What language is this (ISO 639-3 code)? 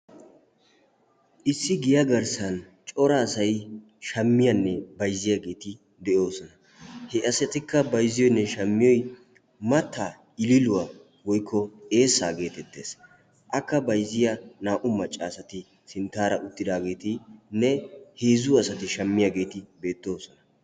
wal